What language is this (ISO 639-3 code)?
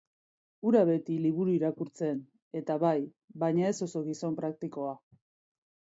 eus